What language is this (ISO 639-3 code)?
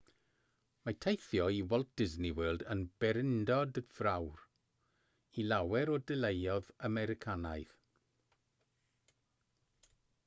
cym